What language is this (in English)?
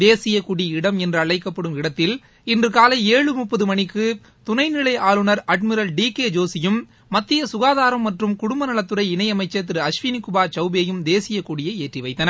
Tamil